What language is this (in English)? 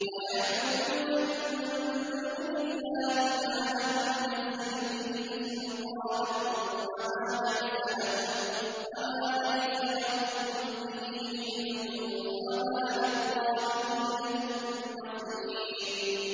Arabic